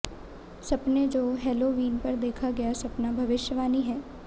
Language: Hindi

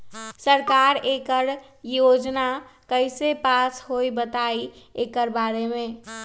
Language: Magahi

